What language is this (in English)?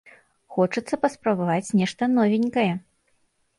Belarusian